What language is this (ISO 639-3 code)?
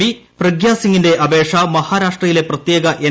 mal